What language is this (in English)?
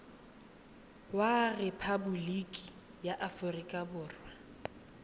Tswana